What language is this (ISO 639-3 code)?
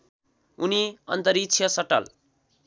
nep